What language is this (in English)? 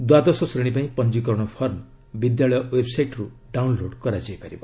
Odia